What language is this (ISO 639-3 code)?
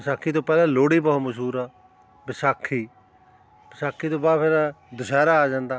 pan